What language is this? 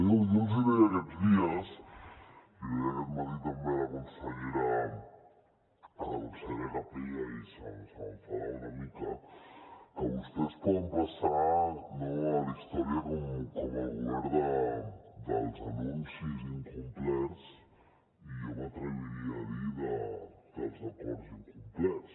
Catalan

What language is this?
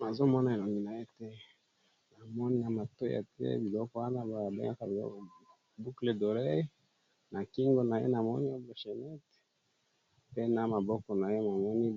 Lingala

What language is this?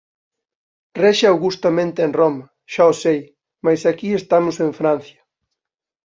Galician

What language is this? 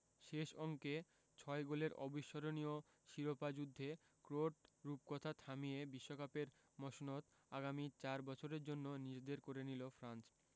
Bangla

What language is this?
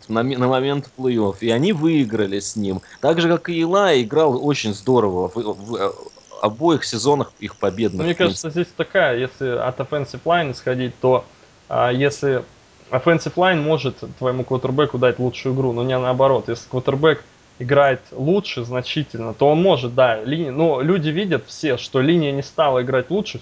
Russian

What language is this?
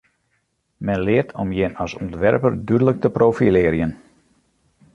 Western Frisian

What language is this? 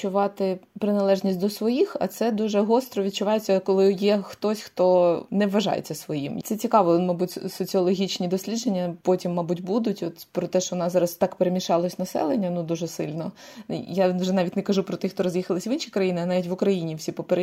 Ukrainian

